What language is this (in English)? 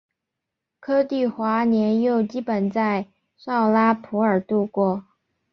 Chinese